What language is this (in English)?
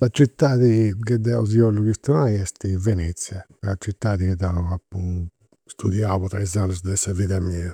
Campidanese Sardinian